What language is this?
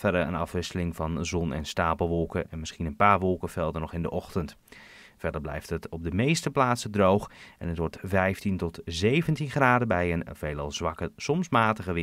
Dutch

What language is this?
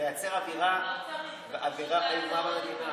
Hebrew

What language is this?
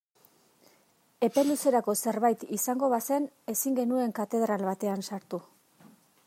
Basque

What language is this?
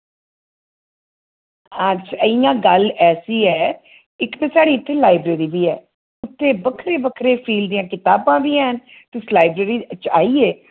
Dogri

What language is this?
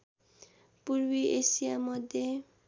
Nepali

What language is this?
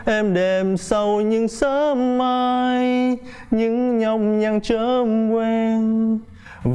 Vietnamese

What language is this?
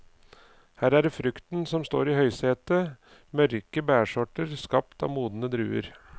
Norwegian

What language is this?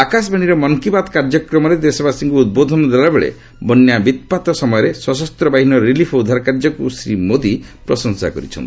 Odia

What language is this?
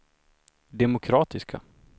Swedish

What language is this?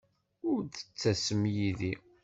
Kabyle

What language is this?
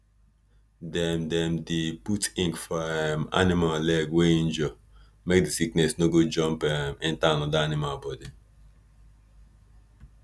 Nigerian Pidgin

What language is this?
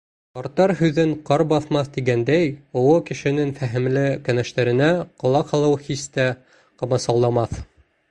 Bashkir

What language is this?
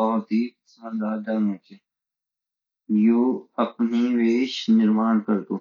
Garhwali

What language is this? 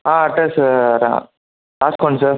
Telugu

